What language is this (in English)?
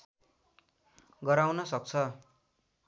Nepali